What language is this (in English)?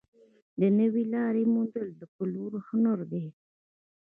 Pashto